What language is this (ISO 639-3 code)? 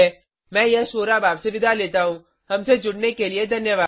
hin